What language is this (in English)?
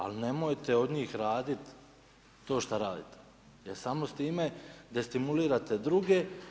Croatian